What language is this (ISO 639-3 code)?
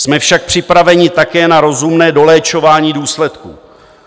ces